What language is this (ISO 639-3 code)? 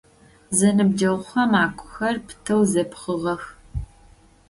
ady